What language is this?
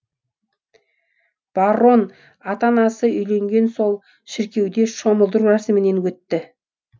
Kazakh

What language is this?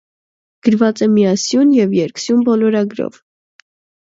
Armenian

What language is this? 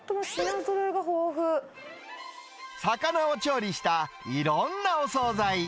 Japanese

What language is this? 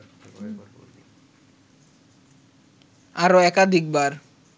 Bangla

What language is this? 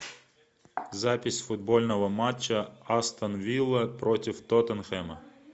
Russian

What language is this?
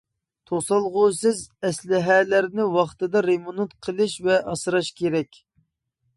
Uyghur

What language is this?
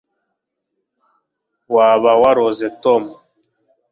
Kinyarwanda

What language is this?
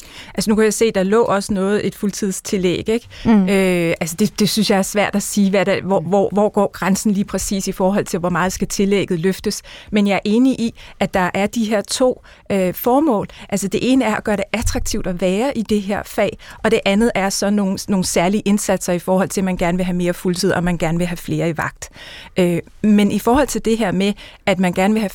Danish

